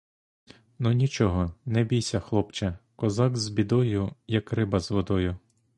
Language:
Ukrainian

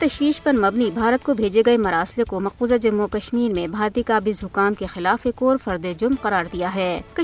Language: Urdu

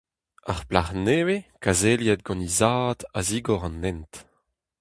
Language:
Breton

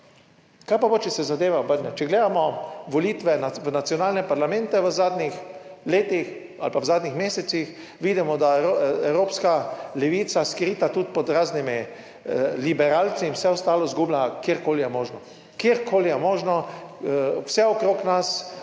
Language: Slovenian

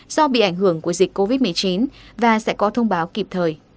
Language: Vietnamese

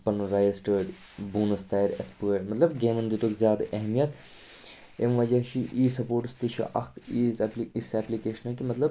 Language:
Kashmiri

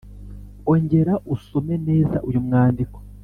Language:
Kinyarwanda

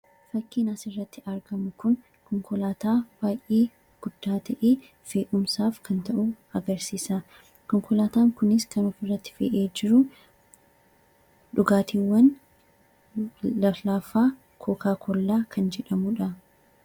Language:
Oromo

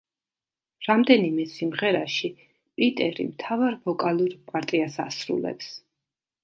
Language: Georgian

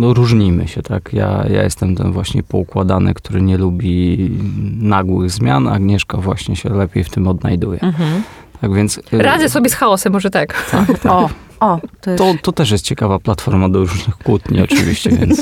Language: Polish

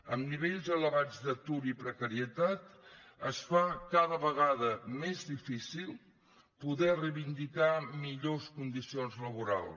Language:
Catalan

